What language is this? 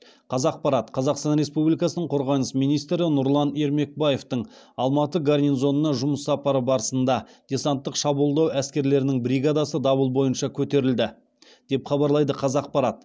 Kazakh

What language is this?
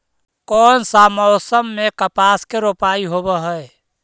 Magahi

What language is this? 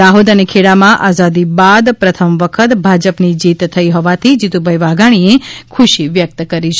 Gujarati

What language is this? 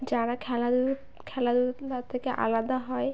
Bangla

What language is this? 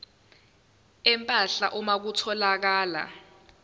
Zulu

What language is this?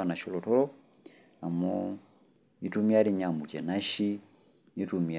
Masai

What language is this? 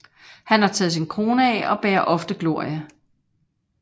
Danish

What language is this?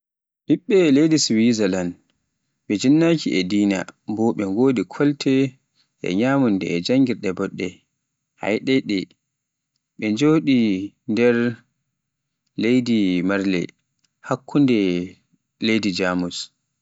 Pular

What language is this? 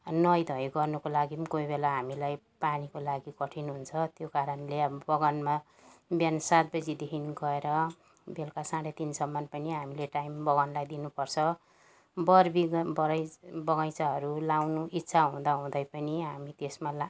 Nepali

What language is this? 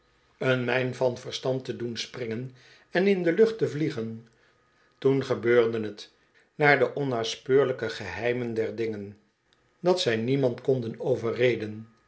Dutch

